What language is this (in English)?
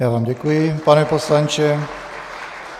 Czech